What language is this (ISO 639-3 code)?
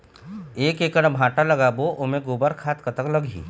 hne